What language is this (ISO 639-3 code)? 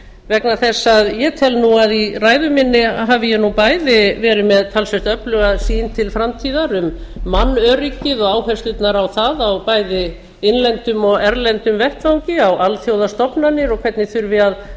isl